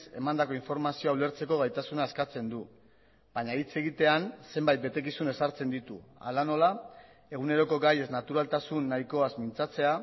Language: Basque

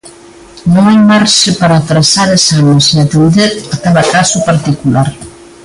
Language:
Galician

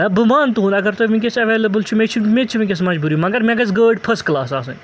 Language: Kashmiri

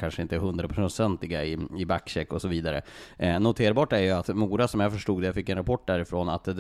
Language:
Swedish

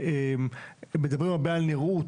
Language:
Hebrew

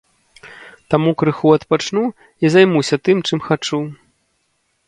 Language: Belarusian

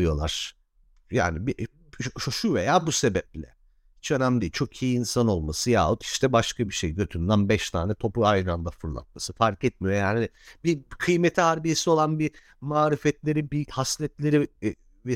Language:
Turkish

